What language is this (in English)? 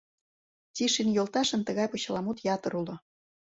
Mari